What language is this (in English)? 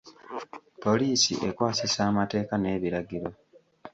Ganda